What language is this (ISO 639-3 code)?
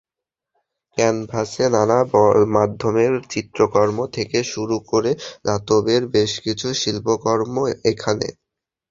ben